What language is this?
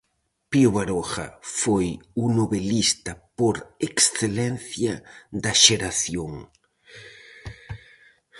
Galician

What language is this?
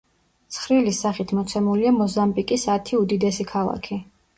Georgian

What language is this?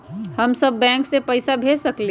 Magahi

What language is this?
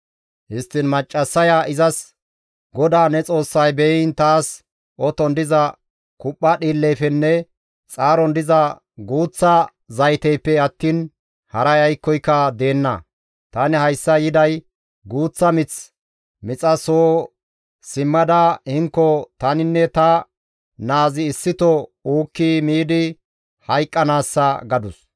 Gamo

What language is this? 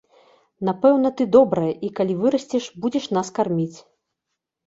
Belarusian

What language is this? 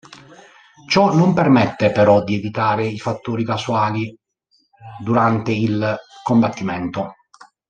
Italian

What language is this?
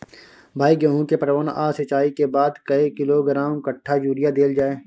Maithili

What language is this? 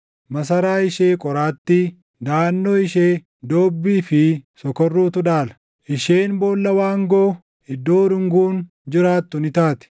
Oromo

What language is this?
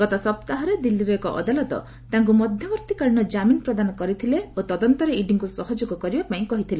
Odia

